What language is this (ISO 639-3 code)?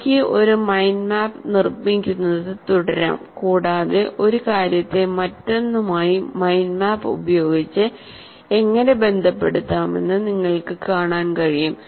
mal